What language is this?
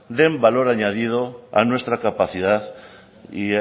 Spanish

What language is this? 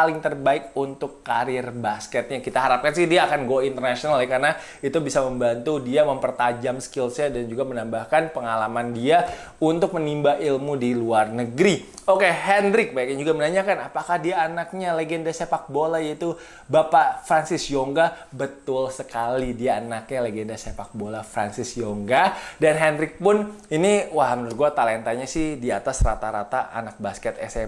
Indonesian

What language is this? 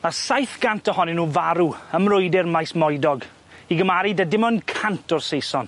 Welsh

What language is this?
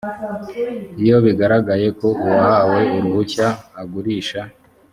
Kinyarwanda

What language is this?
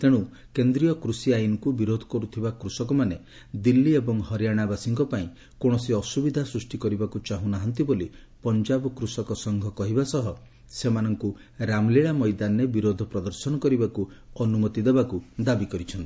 Odia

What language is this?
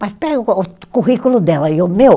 Portuguese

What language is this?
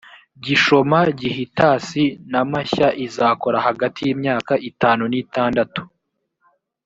Kinyarwanda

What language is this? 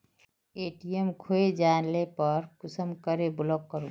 Magahi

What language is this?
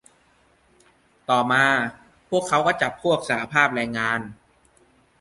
Thai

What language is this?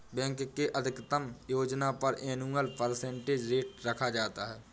Hindi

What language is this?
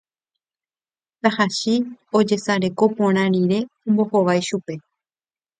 Guarani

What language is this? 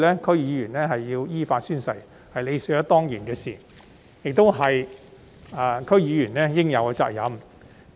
Cantonese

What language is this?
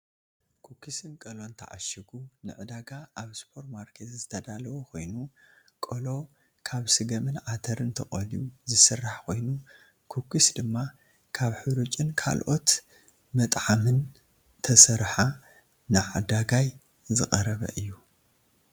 Tigrinya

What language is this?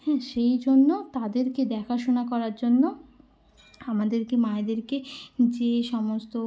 Bangla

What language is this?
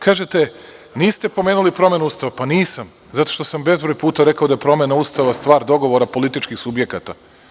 Serbian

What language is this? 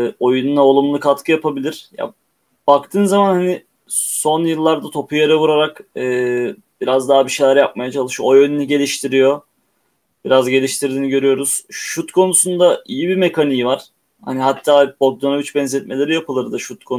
Turkish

